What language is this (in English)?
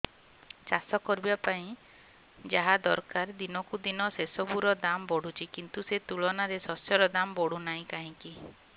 Odia